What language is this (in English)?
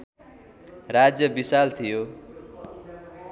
Nepali